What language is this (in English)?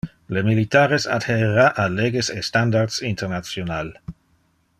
Interlingua